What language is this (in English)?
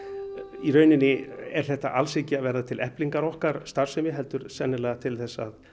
Icelandic